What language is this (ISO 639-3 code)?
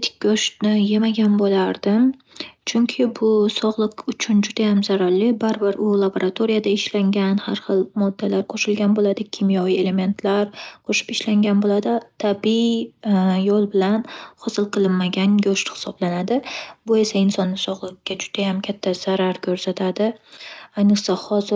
uzb